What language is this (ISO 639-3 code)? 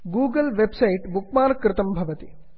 san